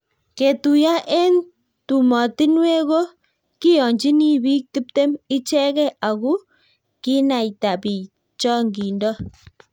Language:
Kalenjin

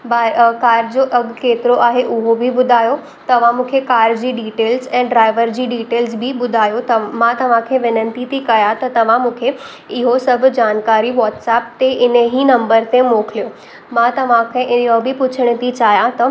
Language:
Sindhi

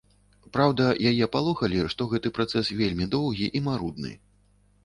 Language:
Belarusian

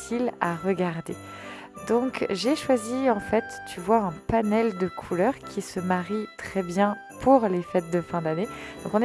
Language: French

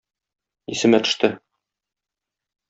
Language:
Tatar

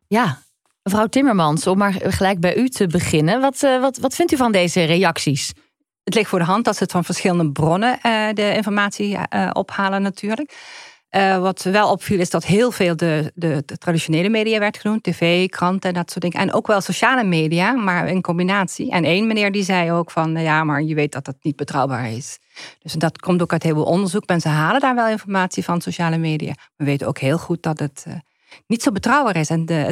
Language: Dutch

